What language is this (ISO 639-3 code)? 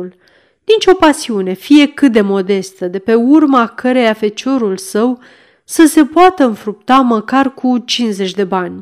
ron